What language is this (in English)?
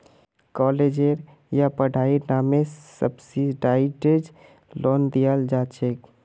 Magahi